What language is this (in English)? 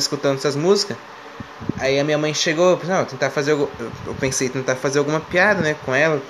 Portuguese